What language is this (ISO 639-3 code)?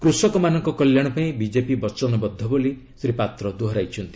ori